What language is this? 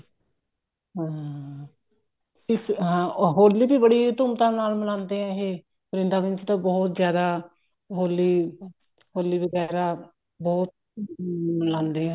Punjabi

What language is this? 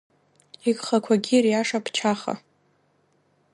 Abkhazian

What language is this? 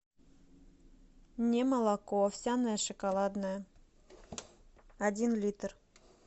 Russian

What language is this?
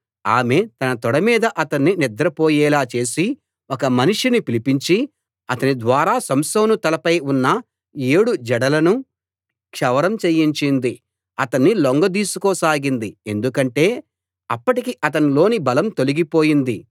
Telugu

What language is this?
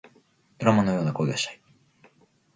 Japanese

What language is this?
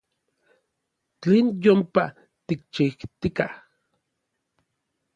Orizaba Nahuatl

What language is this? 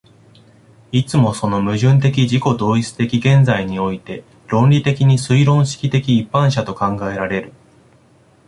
Japanese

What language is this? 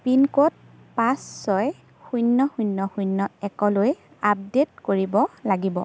Assamese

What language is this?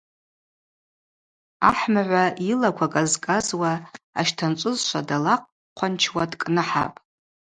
Abaza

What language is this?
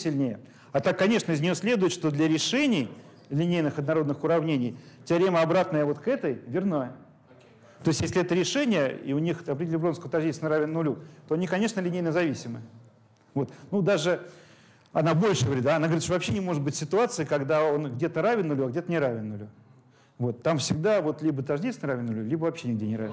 Russian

